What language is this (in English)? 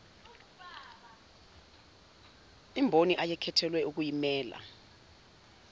Zulu